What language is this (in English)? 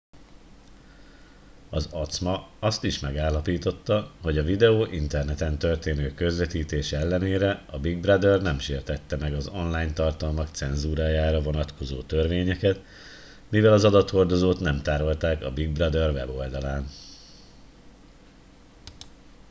Hungarian